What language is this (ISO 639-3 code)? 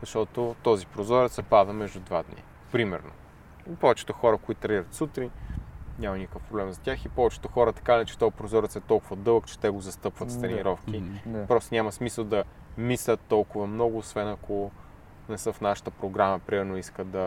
bul